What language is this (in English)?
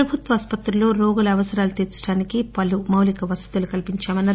Telugu